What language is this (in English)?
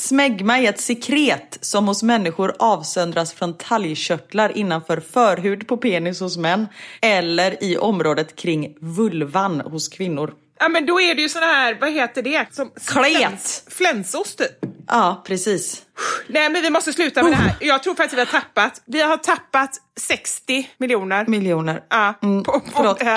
Swedish